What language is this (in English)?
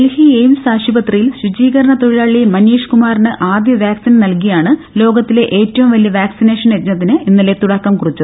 Malayalam